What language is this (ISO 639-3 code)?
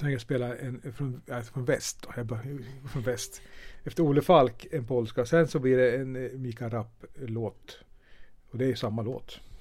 swe